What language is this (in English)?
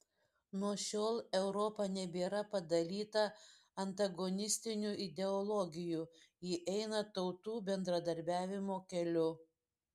Lithuanian